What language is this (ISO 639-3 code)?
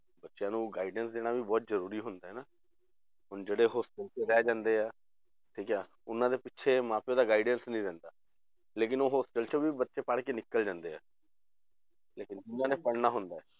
pan